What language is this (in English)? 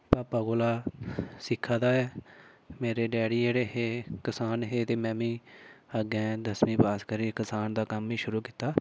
Dogri